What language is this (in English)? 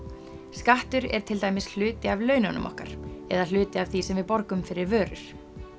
Icelandic